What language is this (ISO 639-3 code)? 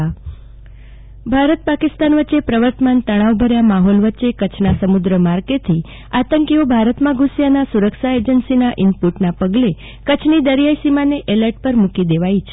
guj